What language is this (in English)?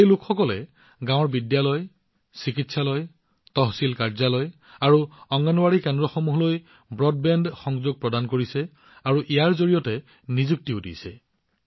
Assamese